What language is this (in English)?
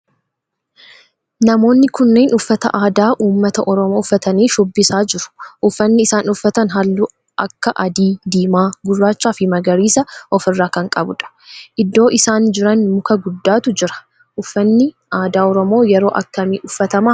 Oromo